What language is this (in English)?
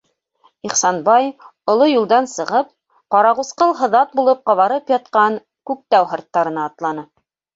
Bashkir